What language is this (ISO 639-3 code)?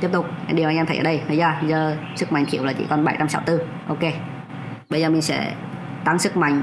vie